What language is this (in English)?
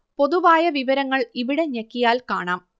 Malayalam